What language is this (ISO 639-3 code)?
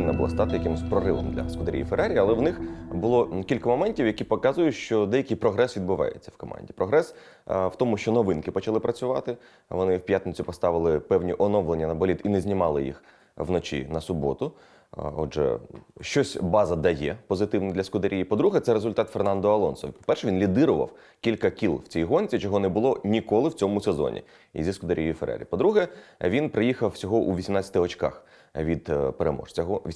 ukr